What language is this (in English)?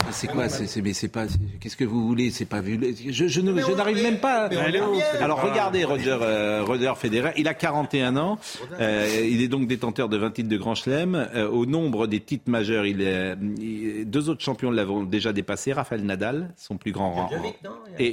French